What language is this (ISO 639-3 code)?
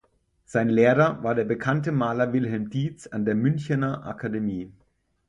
deu